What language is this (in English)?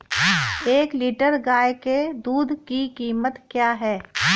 Hindi